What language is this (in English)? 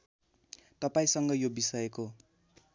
Nepali